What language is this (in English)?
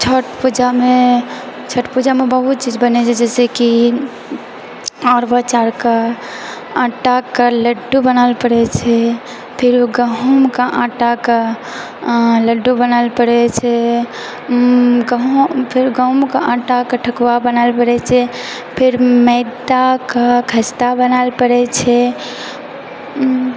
Maithili